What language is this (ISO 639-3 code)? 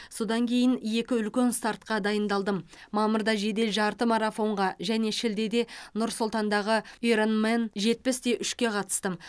kaz